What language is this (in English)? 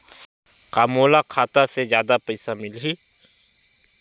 Chhattisgarhi